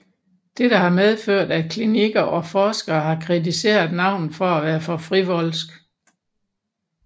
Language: Danish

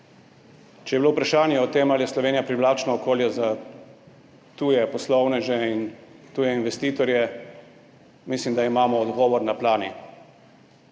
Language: Slovenian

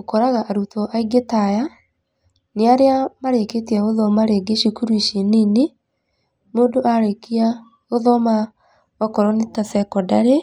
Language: Kikuyu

